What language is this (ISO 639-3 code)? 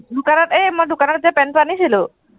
asm